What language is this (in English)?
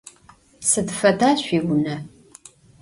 Adyghe